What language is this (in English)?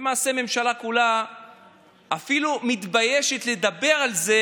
Hebrew